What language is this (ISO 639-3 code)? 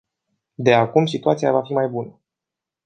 ron